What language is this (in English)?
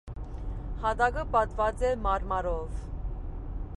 Armenian